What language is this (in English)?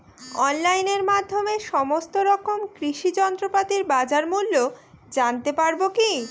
Bangla